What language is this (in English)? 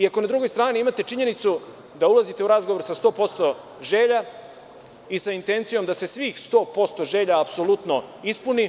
Serbian